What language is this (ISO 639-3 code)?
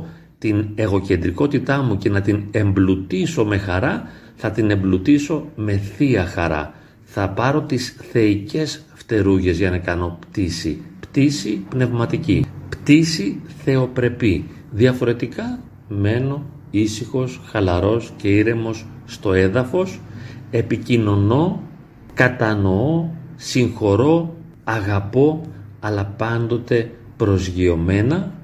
ell